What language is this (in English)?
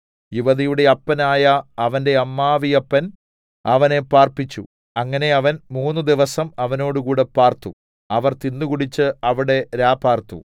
Malayalam